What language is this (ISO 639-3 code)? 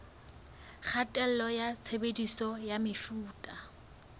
sot